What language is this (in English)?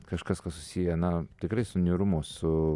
Lithuanian